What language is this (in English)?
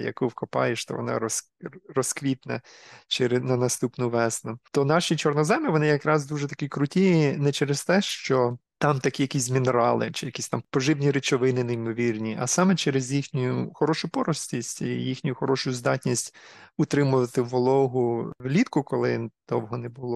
Ukrainian